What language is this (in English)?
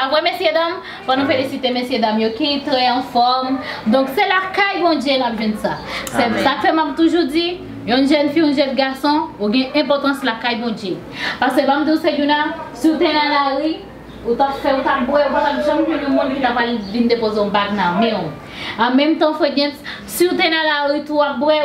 French